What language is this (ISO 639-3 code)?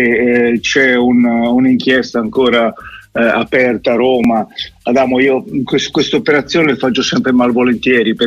ita